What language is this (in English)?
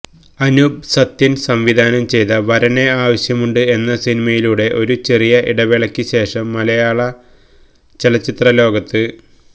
Malayalam